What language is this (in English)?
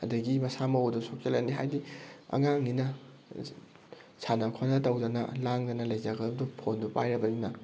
Manipuri